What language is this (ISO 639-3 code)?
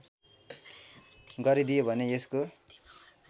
nep